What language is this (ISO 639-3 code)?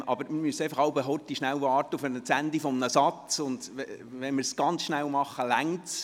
gsw